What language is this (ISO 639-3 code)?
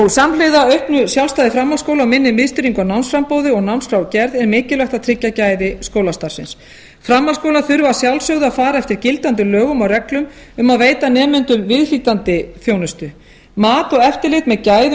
isl